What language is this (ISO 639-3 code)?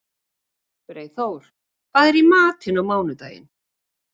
isl